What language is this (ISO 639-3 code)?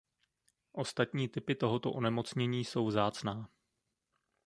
ces